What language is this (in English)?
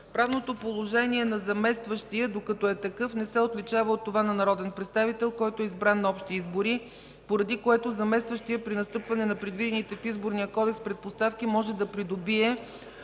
Bulgarian